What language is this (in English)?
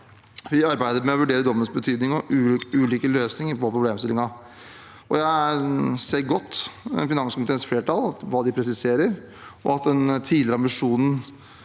Norwegian